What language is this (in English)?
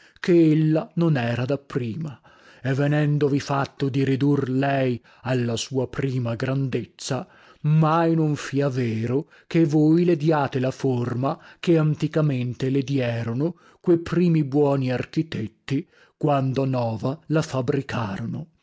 Italian